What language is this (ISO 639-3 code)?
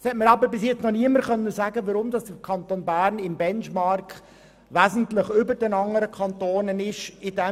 gsw